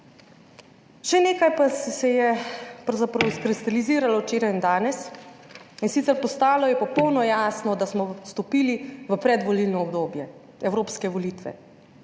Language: Slovenian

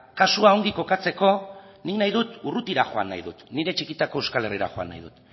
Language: Basque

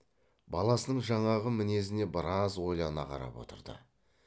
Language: Kazakh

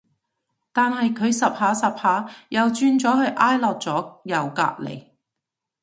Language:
Cantonese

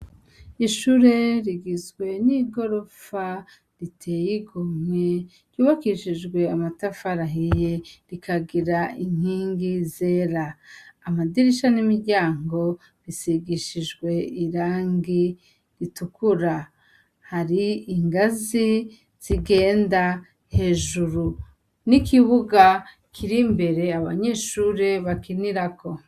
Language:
Rundi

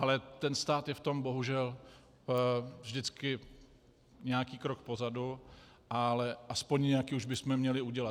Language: Czech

